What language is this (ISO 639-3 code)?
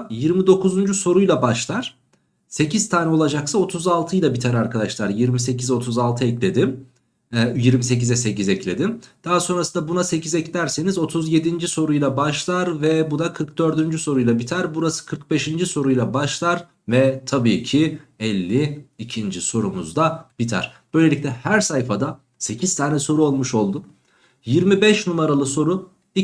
tur